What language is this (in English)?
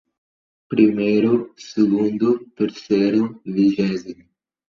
Portuguese